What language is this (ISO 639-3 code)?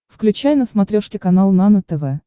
rus